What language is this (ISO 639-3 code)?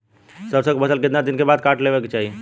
bho